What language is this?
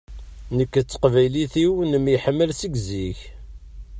Kabyle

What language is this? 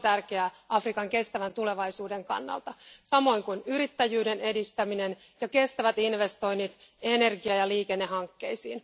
Finnish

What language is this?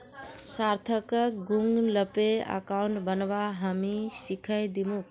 Magahi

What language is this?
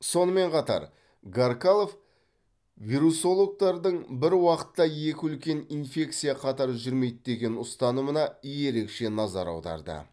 Kazakh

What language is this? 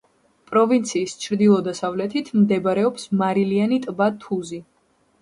Georgian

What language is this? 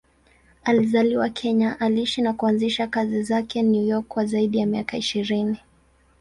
Swahili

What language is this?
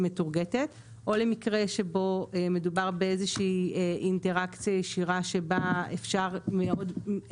Hebrew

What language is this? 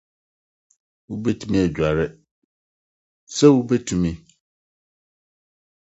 Akan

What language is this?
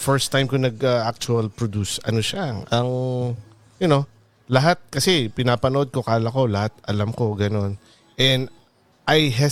Filipino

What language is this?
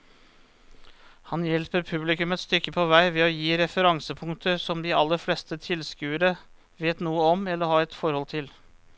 Norwegian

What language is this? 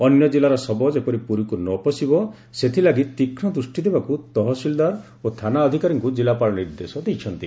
Odia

